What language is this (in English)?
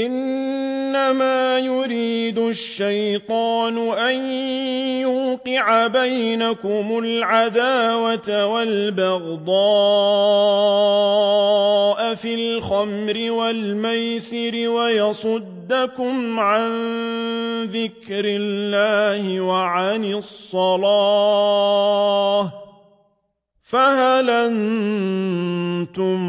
Arabic